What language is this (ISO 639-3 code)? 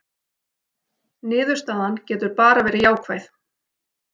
isl